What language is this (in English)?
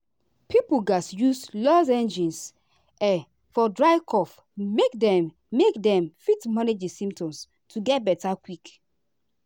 Nigerian Pidgin